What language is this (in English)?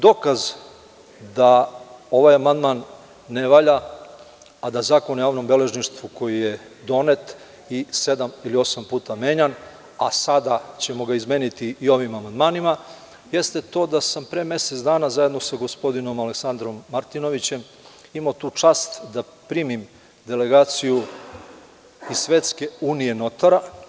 Serbian